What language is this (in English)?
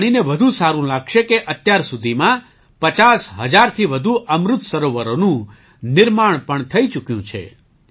Gujarati